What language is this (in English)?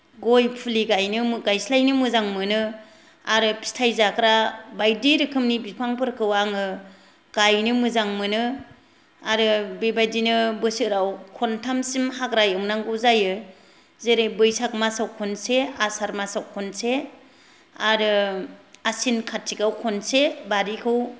Bodo